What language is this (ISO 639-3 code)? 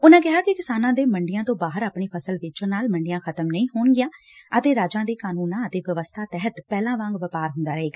pan